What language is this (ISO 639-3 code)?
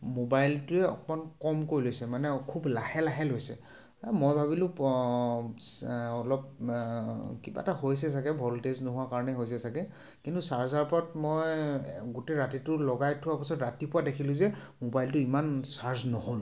asm